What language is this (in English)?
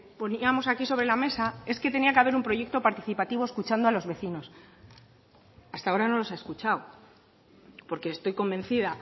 Spanish